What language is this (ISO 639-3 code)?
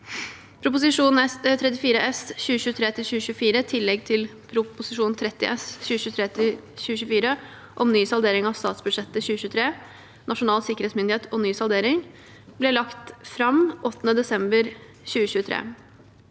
nor